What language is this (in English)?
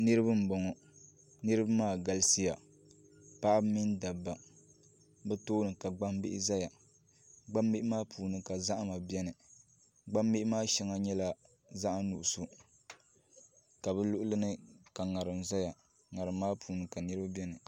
Dagbani